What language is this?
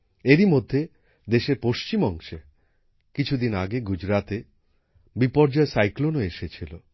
Bangla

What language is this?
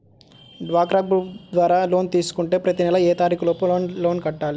Telugu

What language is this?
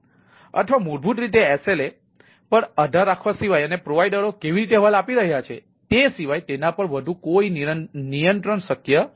Gujarati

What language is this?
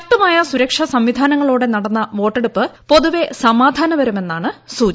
Malayalam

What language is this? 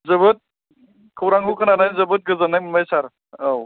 Bodo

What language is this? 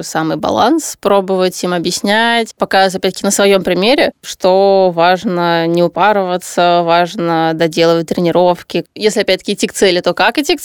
Russian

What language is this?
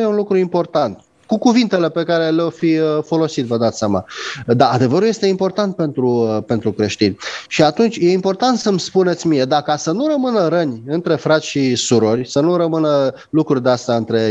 Romanian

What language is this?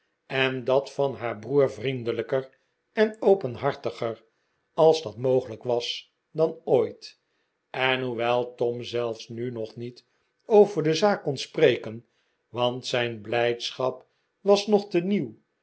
Dutch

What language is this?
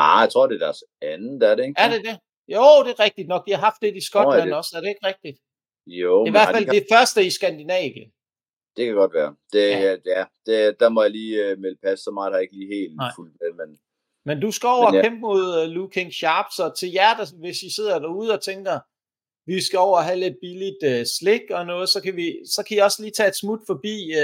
Danish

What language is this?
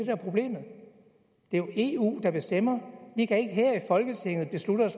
Danish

